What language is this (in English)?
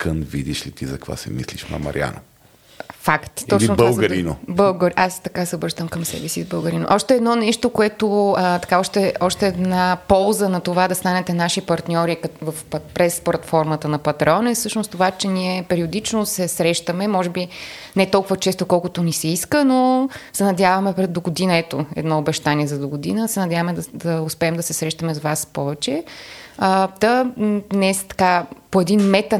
Bulgarian